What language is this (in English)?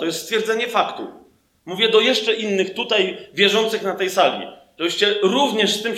Polish